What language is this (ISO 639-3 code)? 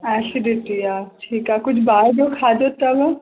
snd